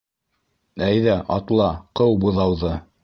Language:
Bashkir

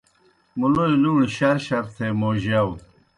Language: Kohistani Shina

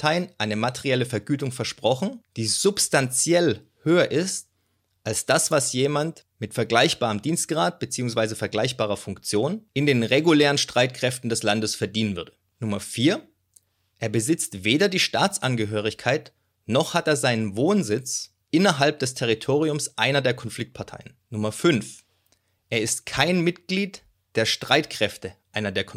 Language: German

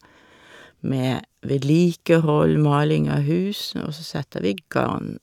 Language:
Norwegian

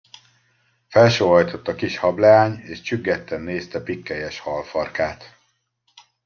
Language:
Hungarian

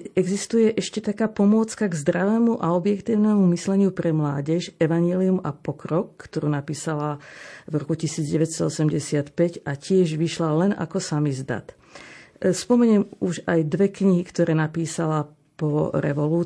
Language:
Slovak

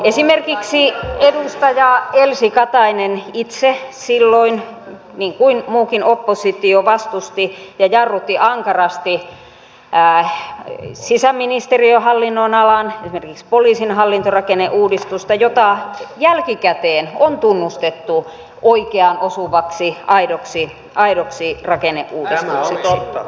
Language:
Finnish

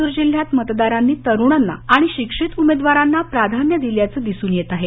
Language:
Marathi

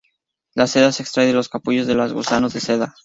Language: Spanish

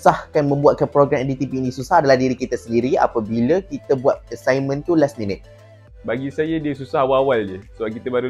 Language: Malay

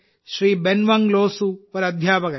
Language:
Malayalam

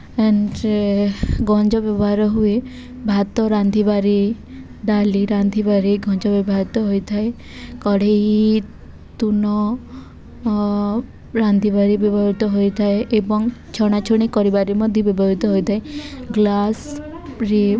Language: Odia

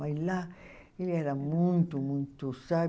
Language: Portuguese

